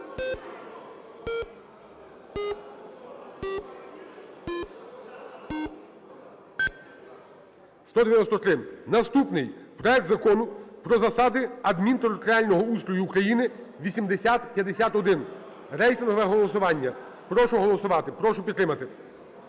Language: Ukrainian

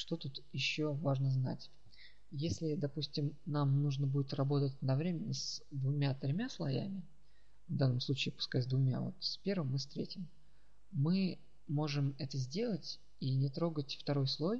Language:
Russian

